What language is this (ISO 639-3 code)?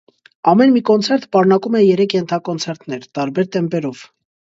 hye